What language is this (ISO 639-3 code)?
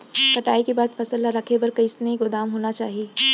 hne